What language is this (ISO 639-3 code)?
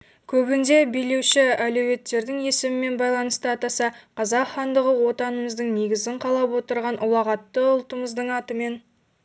kaz